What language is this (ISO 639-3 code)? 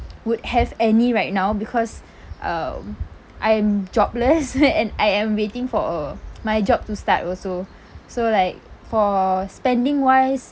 eng